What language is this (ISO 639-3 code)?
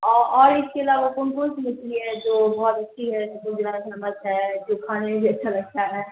urd